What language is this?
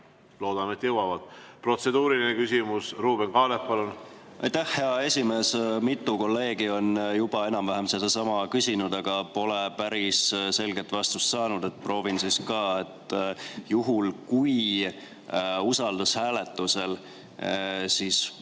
Estonian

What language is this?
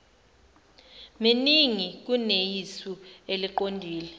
Zulu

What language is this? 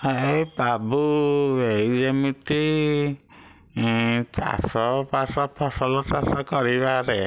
Odia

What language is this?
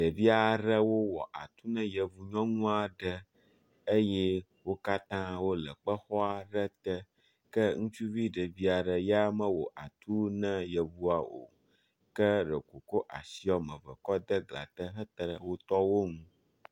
Ewe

